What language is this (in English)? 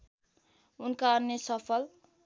Nepali